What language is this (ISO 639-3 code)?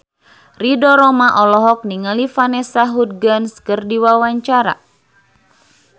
sun